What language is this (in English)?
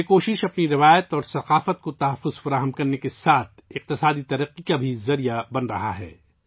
Urdu